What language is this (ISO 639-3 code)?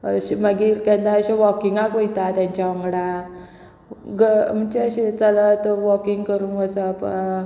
kok